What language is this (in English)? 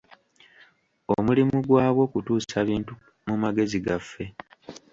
Ganda